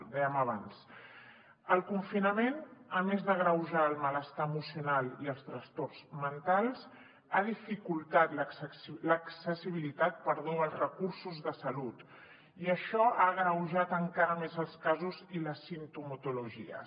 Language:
Catalan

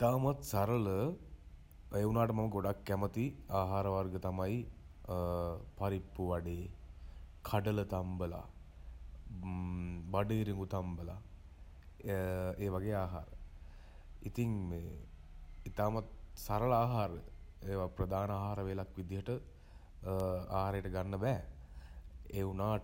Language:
Sinhala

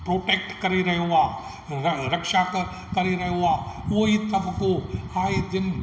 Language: Sindhi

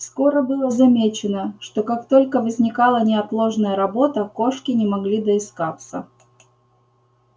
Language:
Russian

